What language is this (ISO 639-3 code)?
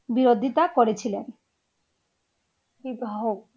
ben